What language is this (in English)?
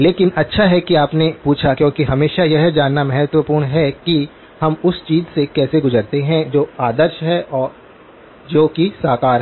Hindi